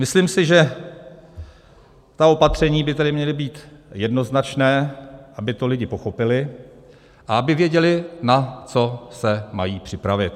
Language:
Czech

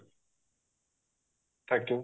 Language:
Odia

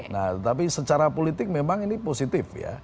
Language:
Indonesian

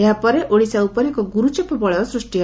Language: Odia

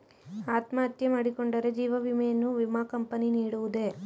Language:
Kannada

